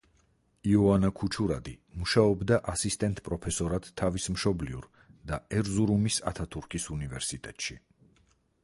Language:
Georgian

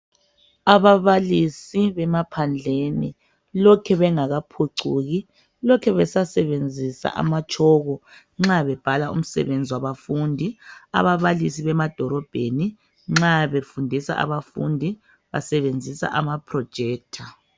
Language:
North Ndebele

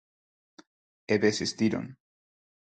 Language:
Galician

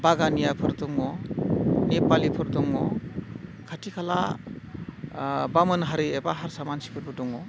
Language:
Bodo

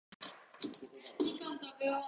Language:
Japanese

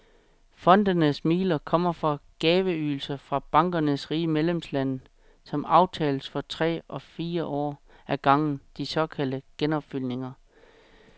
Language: Danish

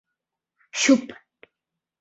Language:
Mari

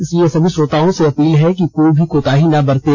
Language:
Hindi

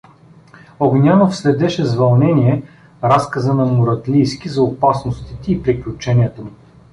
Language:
Bulgarian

